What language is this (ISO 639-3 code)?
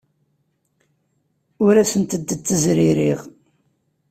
kab